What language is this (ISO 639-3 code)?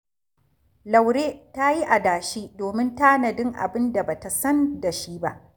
hau